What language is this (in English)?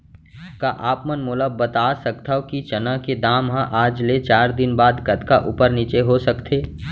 Chhattisgarhi